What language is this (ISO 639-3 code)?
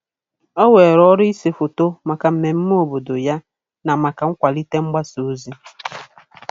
ibo